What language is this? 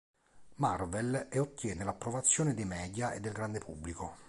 Italian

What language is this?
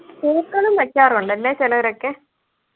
Malayalam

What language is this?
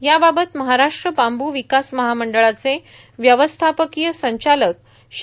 Marathi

